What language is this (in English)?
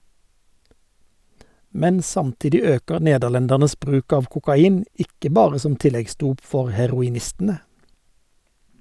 Norwegian